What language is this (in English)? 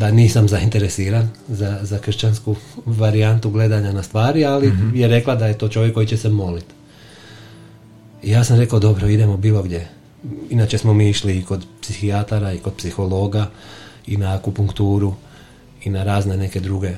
Croatian